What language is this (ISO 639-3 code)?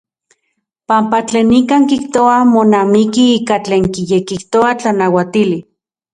ncx